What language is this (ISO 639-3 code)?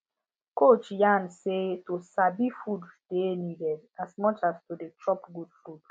pcm